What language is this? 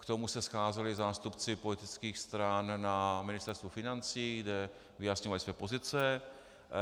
Czech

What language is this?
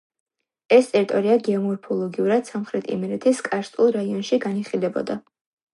Georgian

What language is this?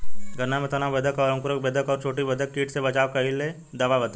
Bhojpuri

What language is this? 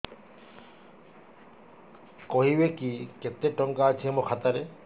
Odia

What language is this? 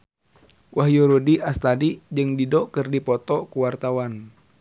Sundanese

